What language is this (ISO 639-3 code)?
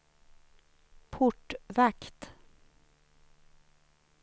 swe